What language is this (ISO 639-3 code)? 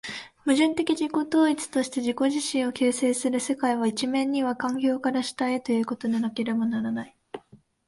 jpn